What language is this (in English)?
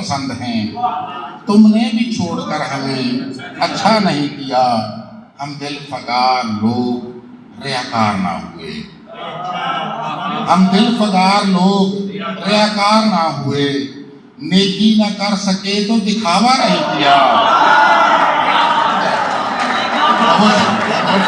Urdu